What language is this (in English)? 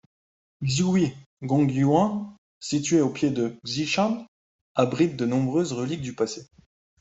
French